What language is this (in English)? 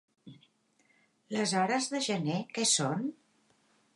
Catalan